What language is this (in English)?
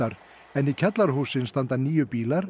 Icelandic